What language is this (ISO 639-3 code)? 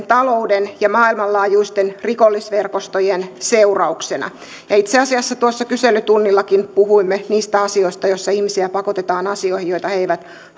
fin